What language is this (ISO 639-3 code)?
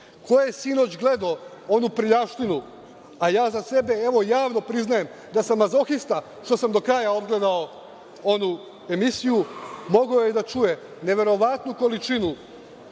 srp